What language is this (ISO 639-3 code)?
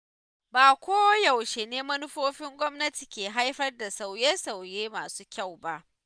hau